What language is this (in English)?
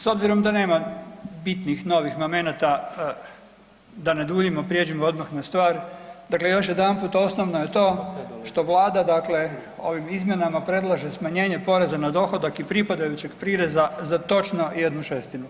Croatian